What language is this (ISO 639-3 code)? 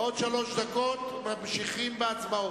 heb